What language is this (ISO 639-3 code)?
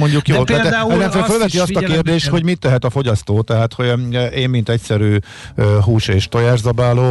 hun